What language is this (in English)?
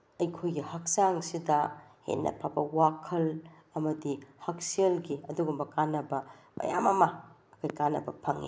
Manipuri